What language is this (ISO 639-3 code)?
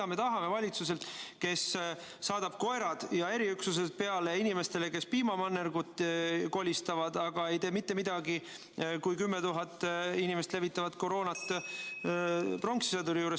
est